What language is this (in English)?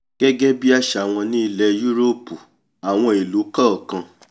Yoruba